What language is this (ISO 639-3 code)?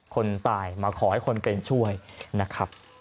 tha